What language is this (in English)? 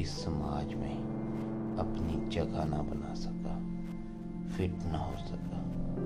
Punjabi